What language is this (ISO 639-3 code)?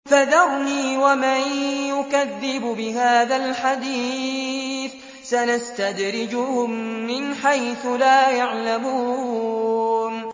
ara